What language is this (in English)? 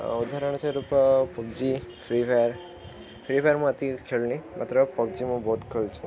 Odia